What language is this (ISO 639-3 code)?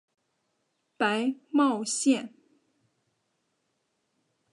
zho